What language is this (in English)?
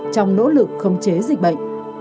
Vietnamese